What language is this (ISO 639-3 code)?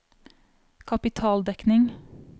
nor